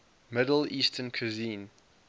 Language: English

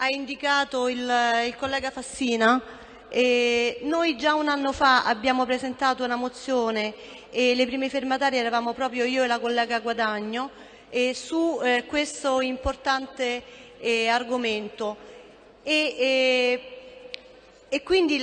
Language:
Italian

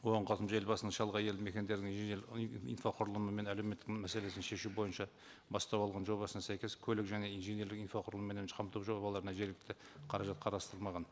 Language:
Kazakh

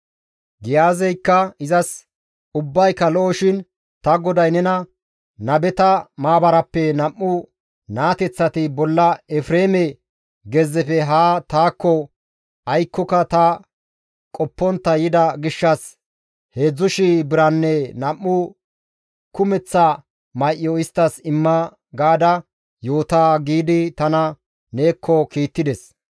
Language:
Gamo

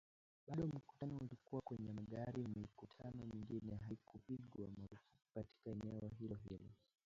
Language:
Swahili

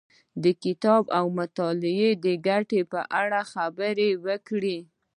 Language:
Pashto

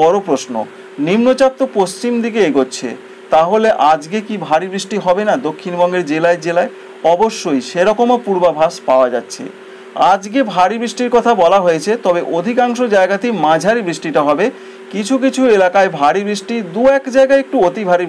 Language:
Bangla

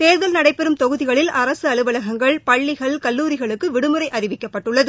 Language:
Tamil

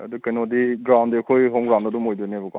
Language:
Manipuri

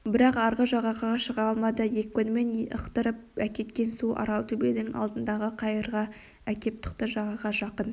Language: Kazakh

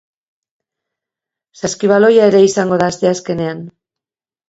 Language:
Basque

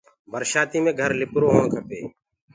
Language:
Gurgula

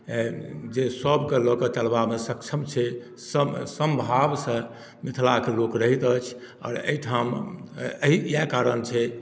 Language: Maithili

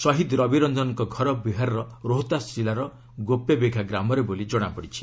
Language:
Odia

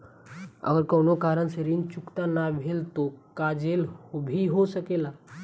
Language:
Bhojpuri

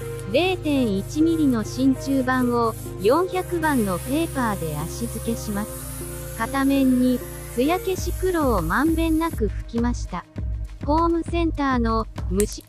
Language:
Japanese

